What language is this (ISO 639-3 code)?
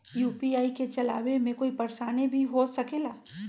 mag